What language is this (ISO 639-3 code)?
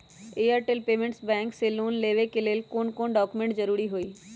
mag